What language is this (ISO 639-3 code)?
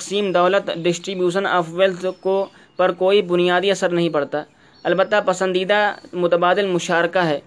urd